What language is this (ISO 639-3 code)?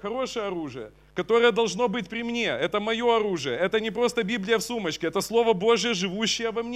rus